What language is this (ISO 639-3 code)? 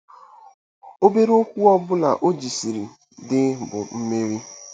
ibo